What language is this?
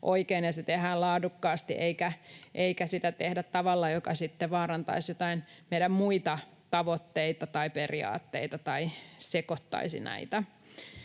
Finnish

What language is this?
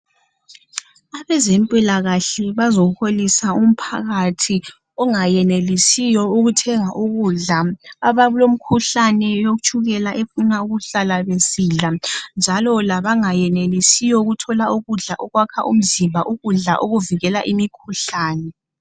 North Ndebele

